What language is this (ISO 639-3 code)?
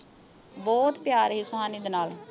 pan